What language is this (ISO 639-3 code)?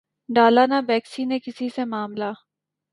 urd